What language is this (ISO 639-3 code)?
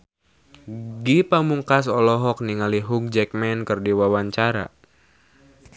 sun